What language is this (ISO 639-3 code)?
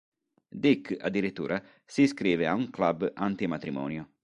ita